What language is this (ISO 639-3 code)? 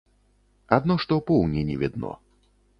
bel